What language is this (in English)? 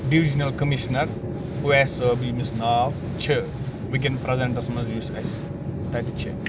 Kashmiri